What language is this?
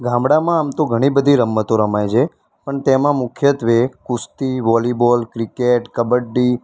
Gujarati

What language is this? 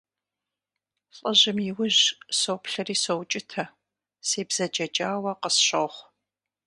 Kabardian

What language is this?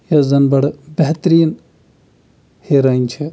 Kashmiri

